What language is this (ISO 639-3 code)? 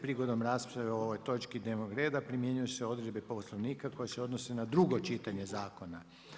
hrv